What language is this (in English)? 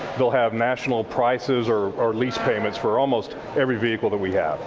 English